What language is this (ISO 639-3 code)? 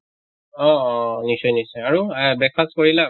asm